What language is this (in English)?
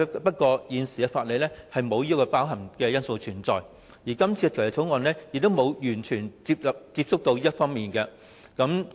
Cantonese